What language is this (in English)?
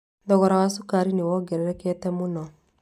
Kikuyu